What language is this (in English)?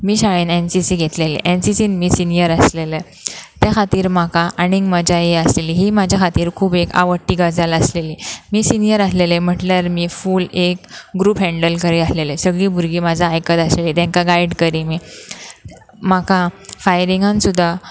Konkani